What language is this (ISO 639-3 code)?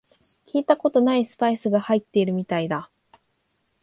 jpn